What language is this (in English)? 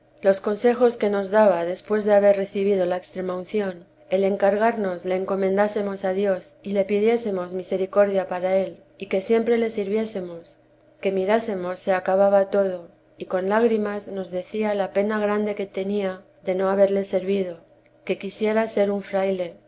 Spanish